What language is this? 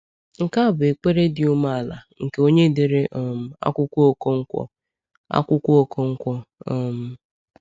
Igbo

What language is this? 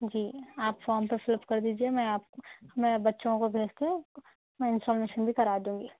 Urdu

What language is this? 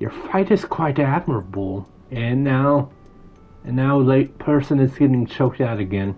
English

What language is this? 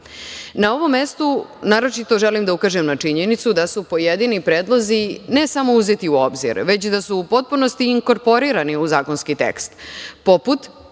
Serbian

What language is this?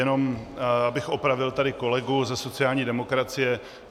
Czech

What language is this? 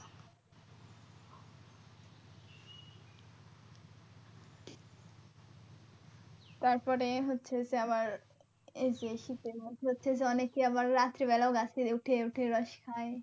Bangla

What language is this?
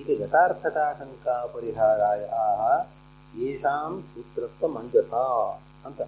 Kannada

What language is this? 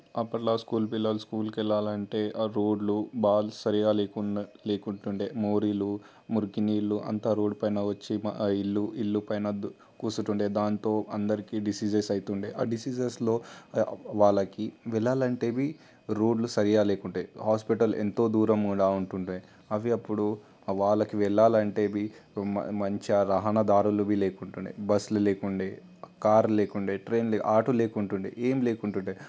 Telugu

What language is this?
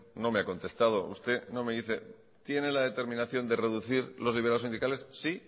Spanish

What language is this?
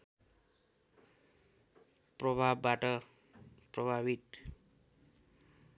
Nepali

